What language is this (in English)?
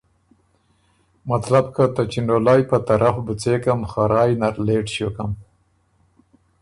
Ormuri